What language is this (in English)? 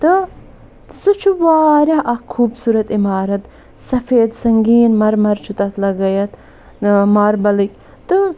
Kashmiri